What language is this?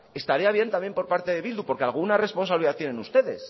Spanish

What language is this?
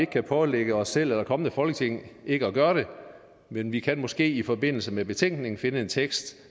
Danish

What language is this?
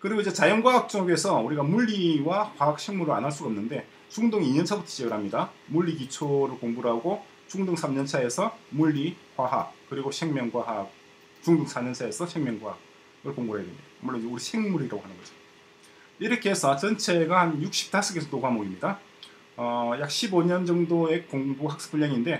Korean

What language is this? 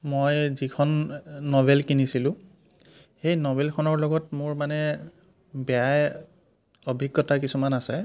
Assamese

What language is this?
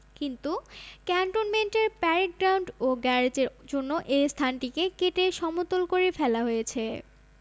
Bangla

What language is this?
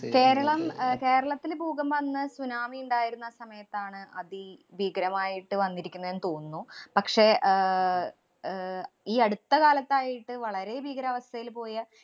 Malayalam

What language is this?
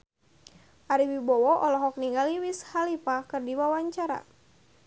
Sundanese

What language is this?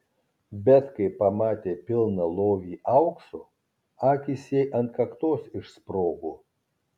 Lithuanian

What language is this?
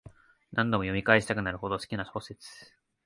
Japanese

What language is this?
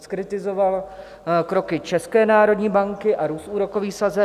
Czech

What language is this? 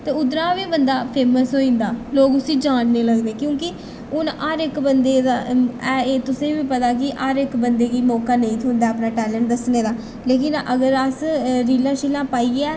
Dogri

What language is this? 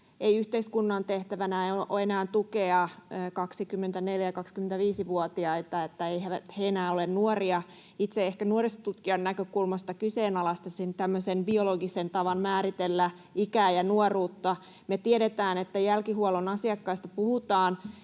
Finnish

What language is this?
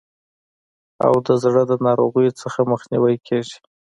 Pashto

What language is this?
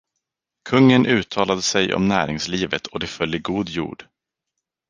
Swedish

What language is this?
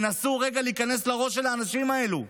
Hebrew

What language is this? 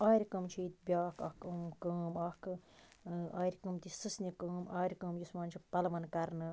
Kashmiri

